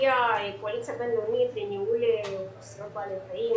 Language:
Hebrew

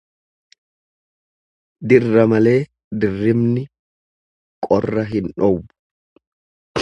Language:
Oromo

